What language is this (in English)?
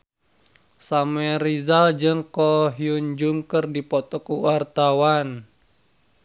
Sundanese